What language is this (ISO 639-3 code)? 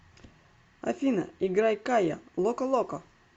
rus